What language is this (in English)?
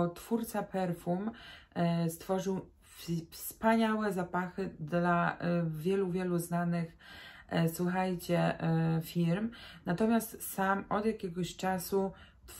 Polish